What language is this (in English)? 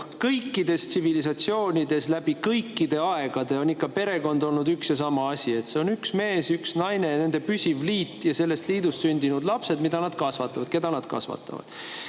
Estonian